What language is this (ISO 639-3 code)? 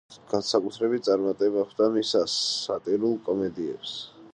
kat